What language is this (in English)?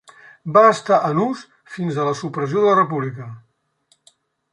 Catalan